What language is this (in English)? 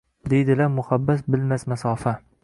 Uzbek